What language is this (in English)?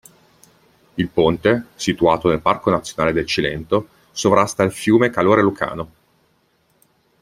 Italian